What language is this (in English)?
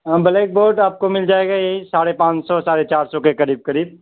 Urdu